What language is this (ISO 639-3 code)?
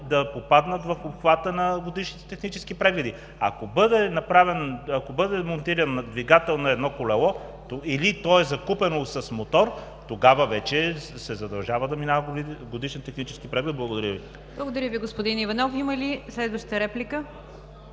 bul